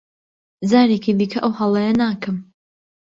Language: Central Kurdish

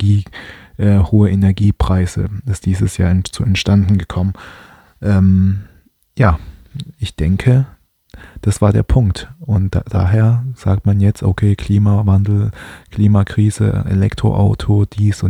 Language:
German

